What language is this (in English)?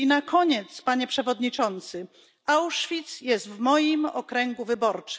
Polish